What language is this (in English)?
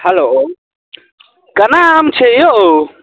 Maithili